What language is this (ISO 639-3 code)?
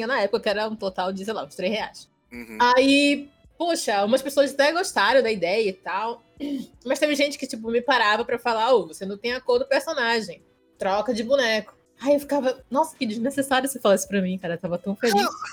por